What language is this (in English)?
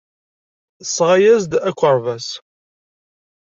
Kabyle